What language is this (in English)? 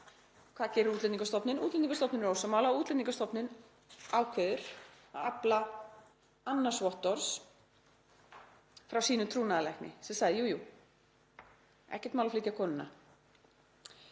Icelandic